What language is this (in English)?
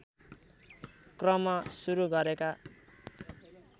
Nepali